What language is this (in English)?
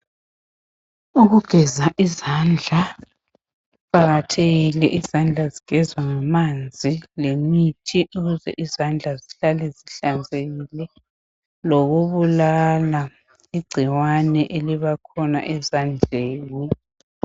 North Ndebele